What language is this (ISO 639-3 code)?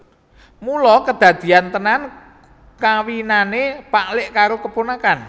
jav